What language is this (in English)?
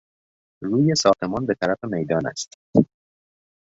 Persian